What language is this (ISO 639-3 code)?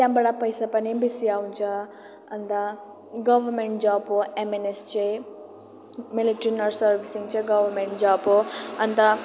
nep